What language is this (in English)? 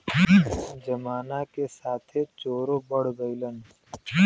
Bhojpuri